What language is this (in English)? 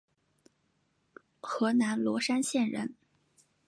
Chinese